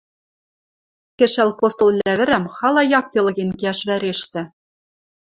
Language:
Western Mari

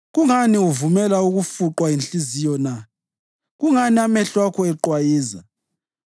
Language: North Ndebele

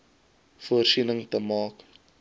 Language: Afrikaans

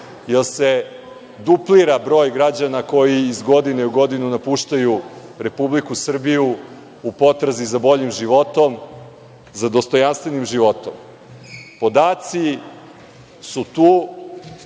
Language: Serbian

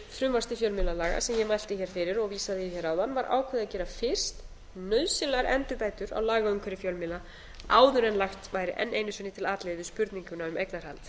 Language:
Icelandic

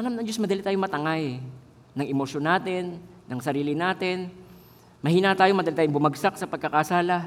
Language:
Filipino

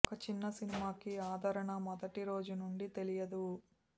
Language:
Telugu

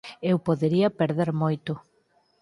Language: Galician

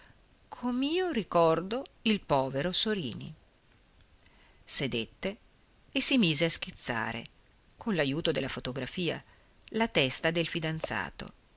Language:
Italian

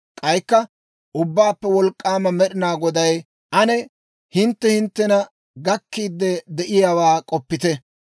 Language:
Dawro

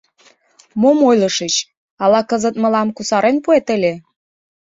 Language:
Mari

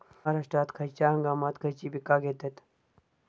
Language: Marathi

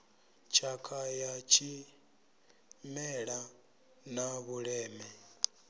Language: Venda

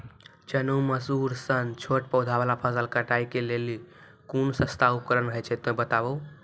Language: Maithili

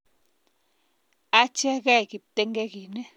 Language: Kalenjin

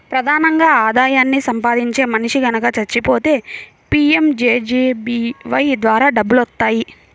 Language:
Telugu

